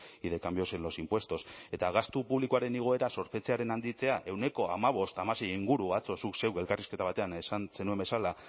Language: Basque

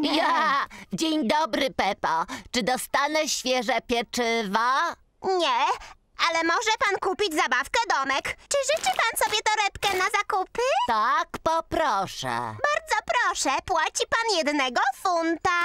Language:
Polish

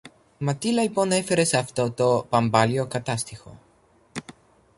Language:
Greek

